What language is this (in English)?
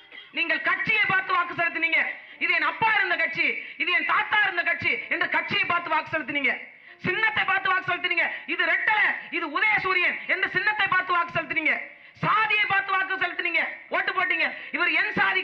Indonesian